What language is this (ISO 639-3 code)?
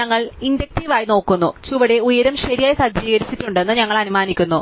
mal